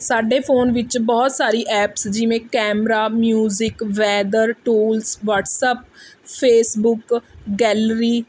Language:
Punjabi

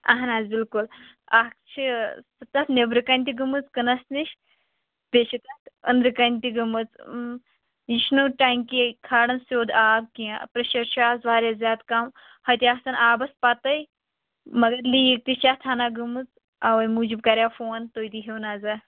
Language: Kashmiri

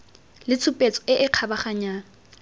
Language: Tswana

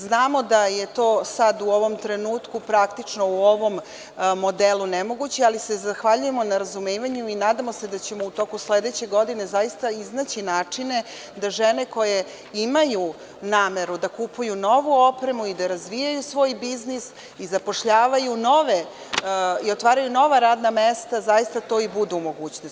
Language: Serbian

